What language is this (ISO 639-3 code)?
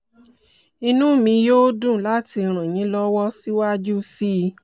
yor